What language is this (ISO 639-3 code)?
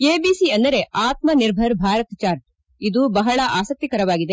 kan